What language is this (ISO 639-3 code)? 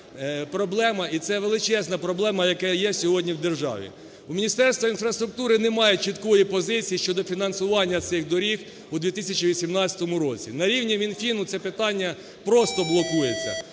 ukr